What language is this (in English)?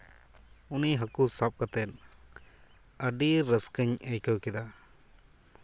Santali